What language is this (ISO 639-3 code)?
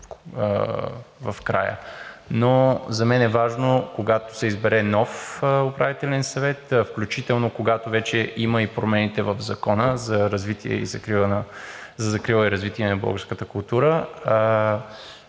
bul